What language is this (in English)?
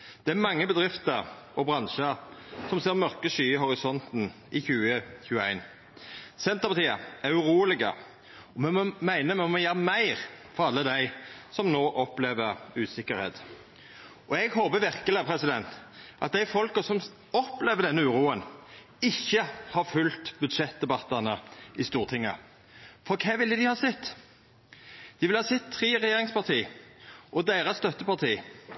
Norwegian Nynorsk